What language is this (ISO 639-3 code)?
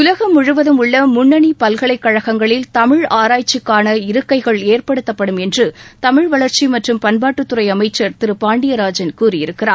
tam